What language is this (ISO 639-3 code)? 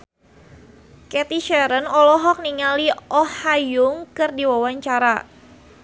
sun